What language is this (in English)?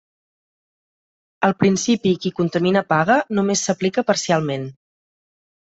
Catalan